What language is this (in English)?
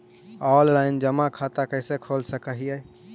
Magahi